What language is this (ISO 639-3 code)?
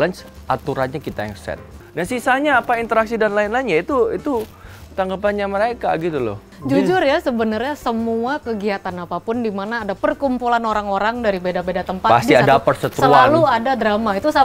ind